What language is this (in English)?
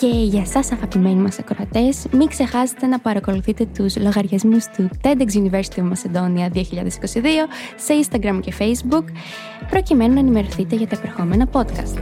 Greek